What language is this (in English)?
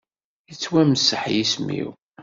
Kabyle